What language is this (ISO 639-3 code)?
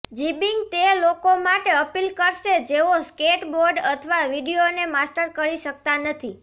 guj